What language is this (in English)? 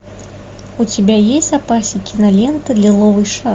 Russian